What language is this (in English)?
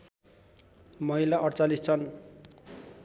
Nepali